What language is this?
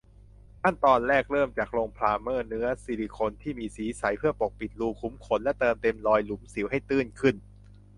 Thai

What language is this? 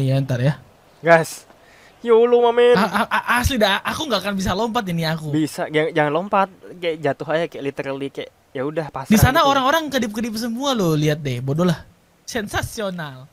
Indonesian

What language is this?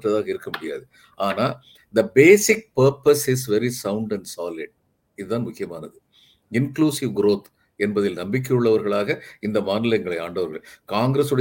Tamil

